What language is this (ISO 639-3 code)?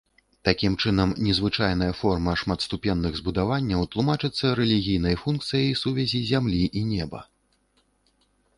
bel